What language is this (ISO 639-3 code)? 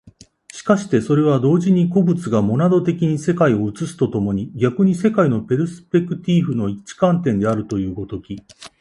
jpn